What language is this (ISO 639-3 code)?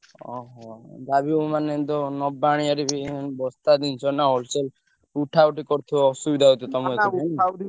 ori